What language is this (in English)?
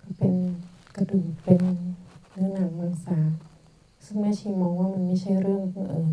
Thai